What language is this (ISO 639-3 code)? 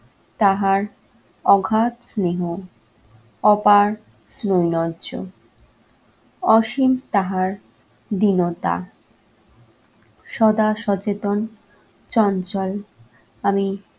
ben